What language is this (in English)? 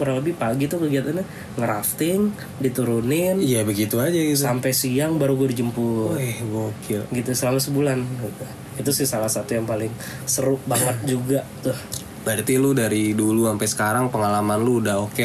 Indonesian